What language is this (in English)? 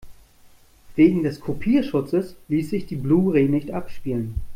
German